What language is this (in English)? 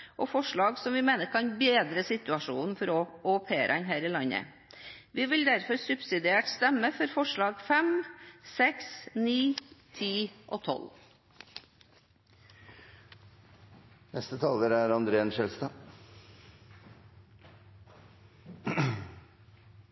Norwegian Bokmål